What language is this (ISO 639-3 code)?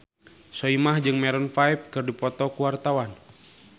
sun